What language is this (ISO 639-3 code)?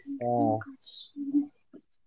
kan